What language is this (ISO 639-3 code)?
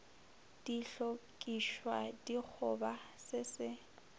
nso